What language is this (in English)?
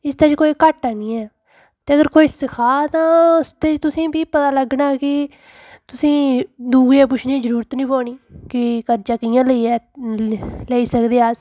Dogri